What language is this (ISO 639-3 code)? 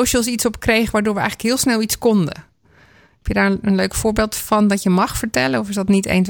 nld